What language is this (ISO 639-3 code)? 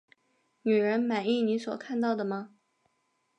zho